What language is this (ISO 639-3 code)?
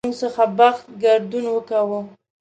pus